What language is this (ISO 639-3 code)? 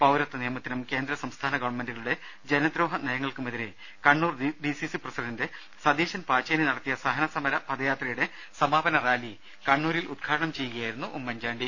mal